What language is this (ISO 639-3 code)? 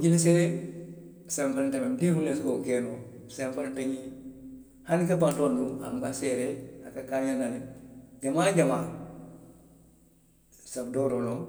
mlq